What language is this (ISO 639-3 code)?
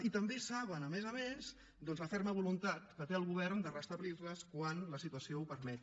cat